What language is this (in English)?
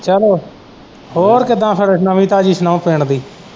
Punjabi